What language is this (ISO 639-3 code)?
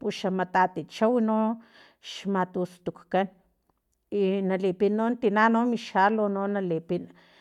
tlp